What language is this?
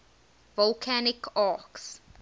English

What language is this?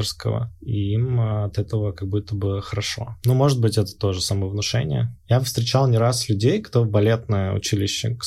Russian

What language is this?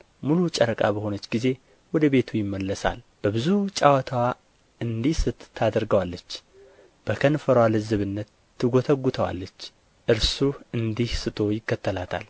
Amharic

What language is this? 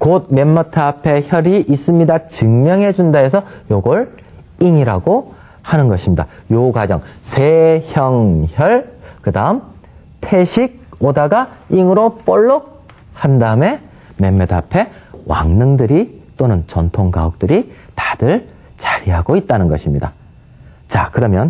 Korean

